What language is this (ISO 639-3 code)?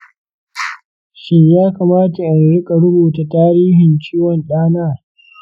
hau